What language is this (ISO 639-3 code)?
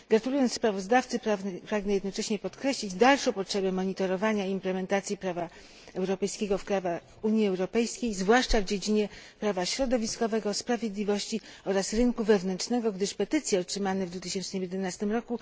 pol